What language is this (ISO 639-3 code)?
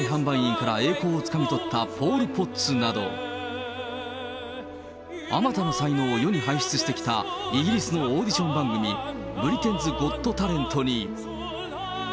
jpn